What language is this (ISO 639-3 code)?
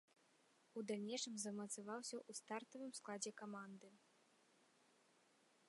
bel